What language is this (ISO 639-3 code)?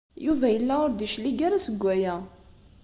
kab